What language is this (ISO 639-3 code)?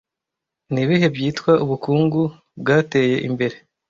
kin